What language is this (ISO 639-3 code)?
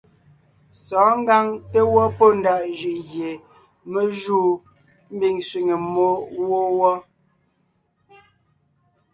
nnh